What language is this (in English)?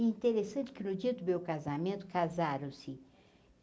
Portuguese